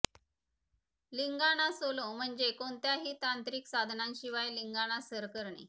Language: Marathi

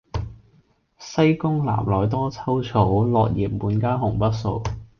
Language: Cantonese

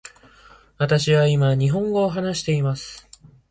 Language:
Japanese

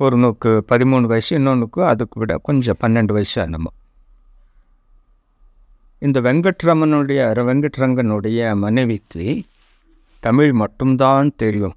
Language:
Tamil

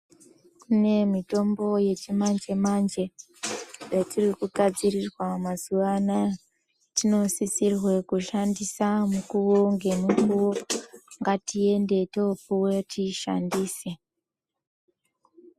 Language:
Ndau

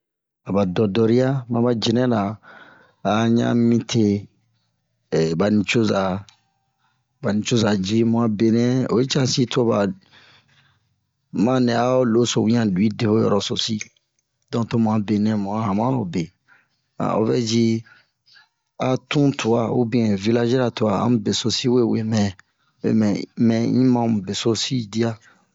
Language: Bomu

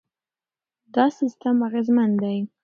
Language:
Pashto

